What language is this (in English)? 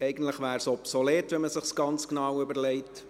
Swiss German